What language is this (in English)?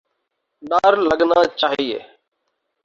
Urdu